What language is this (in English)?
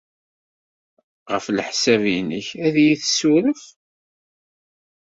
Kabyle